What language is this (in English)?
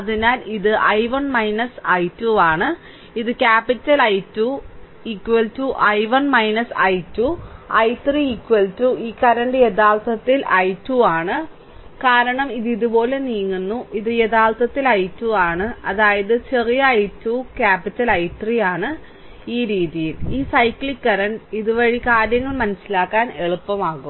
Malayalam